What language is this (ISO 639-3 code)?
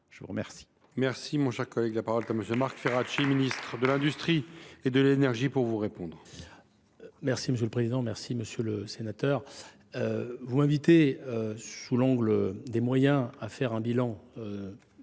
fra